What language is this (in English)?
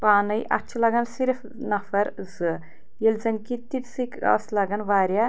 Kashmiri